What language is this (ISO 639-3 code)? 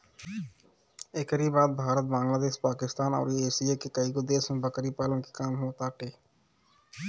bho